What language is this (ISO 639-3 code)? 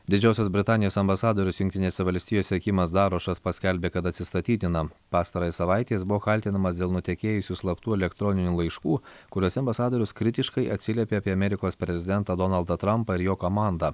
lit